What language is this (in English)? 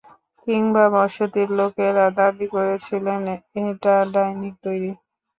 Bangla